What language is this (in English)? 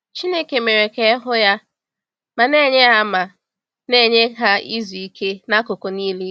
Igbo